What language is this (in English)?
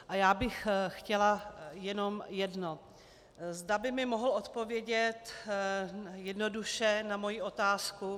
Czech